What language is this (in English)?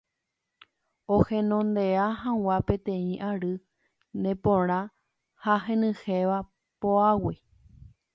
Guarani